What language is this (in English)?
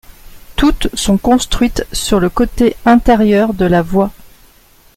French